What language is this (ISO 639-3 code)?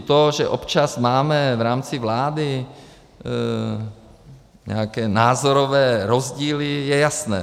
ces